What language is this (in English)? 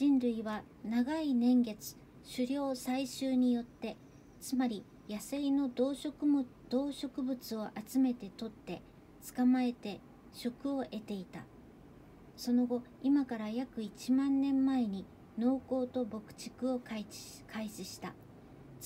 Japanese